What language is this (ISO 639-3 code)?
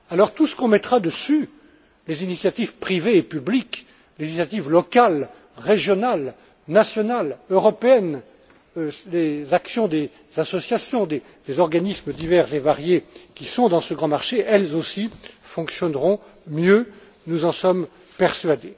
fra